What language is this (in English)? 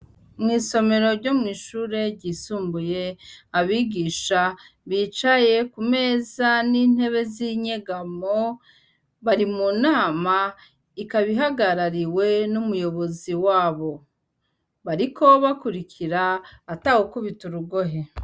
Rundi